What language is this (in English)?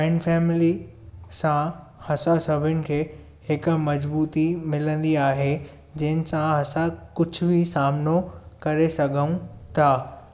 Sindhi